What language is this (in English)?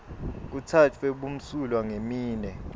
Swati